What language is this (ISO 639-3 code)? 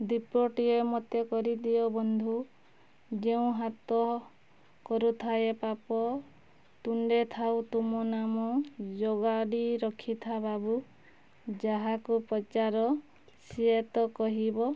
ori